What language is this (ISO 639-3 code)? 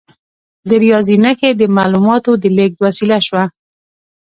pus